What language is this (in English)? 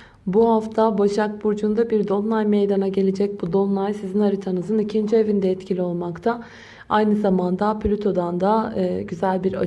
Turkish